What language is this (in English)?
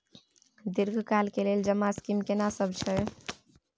Maithili